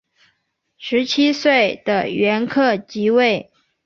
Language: Chinese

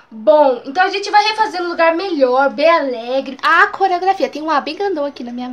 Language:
Portuguese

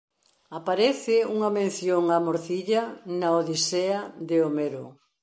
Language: Galician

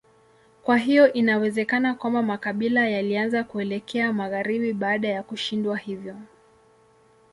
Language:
Swahili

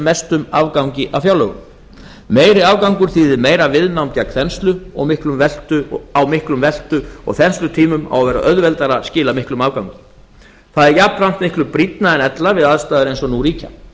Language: Icelandic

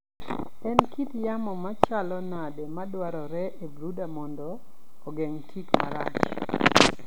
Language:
Luo (Kenya and Tanzania)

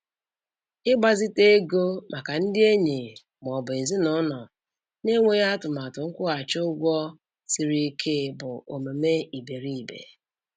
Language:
Igbo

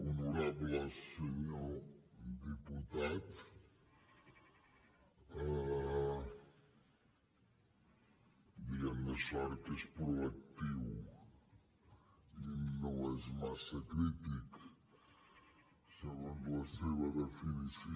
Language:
Catalan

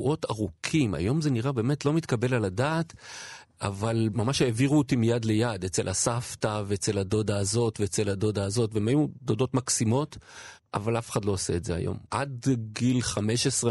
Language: Hebrew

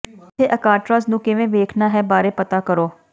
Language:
Punjabi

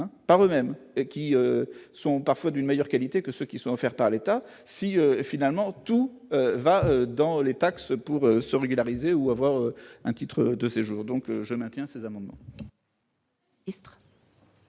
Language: French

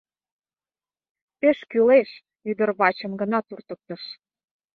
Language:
Mari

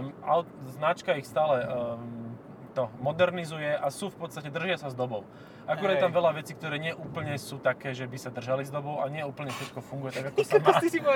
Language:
Slovak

